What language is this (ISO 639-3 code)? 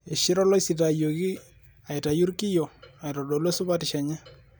mas